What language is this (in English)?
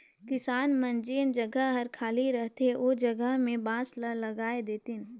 Chhattisgarhi